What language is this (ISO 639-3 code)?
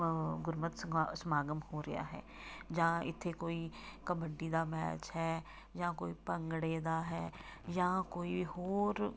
pan